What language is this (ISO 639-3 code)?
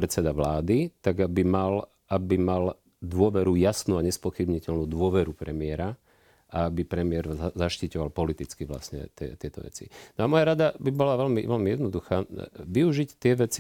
slk